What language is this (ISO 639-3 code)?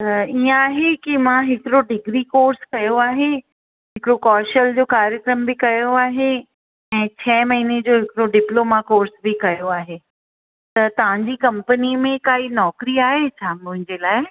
snd